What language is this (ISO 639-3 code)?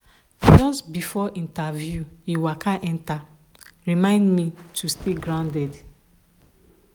pcm